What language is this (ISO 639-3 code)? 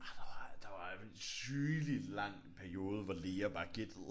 dan